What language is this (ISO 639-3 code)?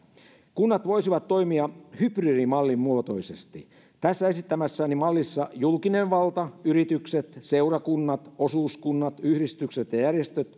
fin